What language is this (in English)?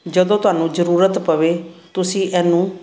Punjabi